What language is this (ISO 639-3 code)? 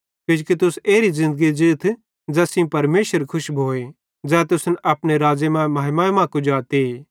bhd